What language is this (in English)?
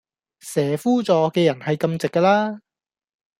Cantonese